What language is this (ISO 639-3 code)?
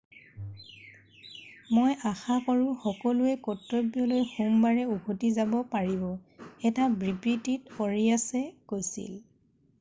asm